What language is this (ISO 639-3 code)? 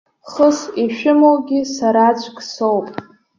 abk